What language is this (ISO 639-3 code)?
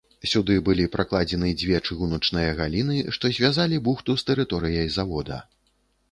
bel